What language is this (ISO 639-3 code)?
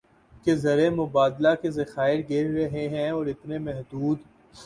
urd